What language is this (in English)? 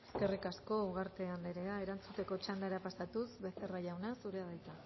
Basque